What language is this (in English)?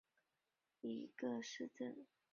Chinese